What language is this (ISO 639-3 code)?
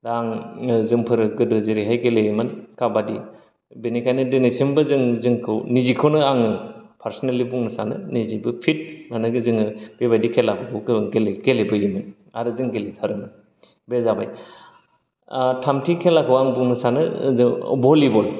brx